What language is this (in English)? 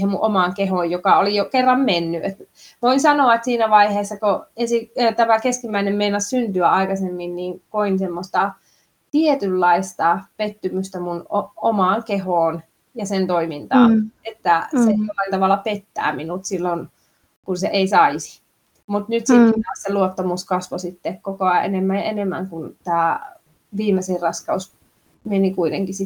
Finnish